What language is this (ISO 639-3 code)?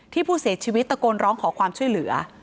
tha